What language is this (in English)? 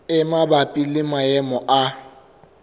Southern Sotho